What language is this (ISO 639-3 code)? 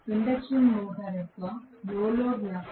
tel